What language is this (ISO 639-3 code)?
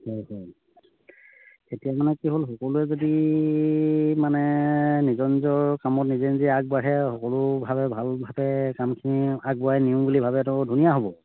asm